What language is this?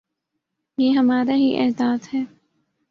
Urdu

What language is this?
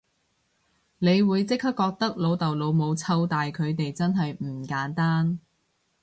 Cantonese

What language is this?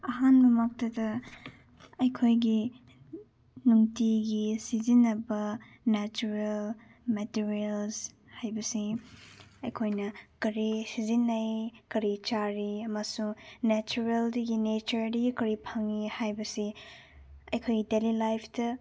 Manipuri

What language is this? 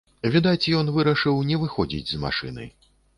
Belarusian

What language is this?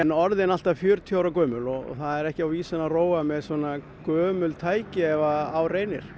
Icelandic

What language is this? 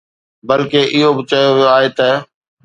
Sindhi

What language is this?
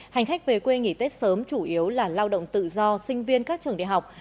Vietnamese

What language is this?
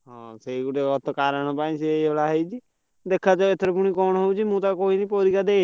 Odia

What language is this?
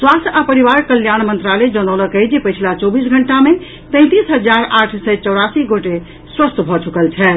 Maithili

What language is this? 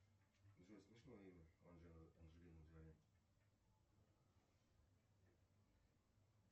Russian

